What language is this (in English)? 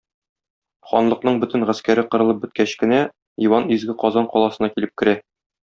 Tatar